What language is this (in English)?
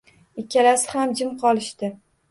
Uzbek